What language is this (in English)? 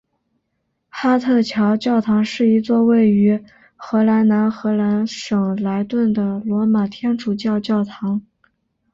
Chinese